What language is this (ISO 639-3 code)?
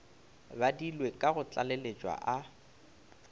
nso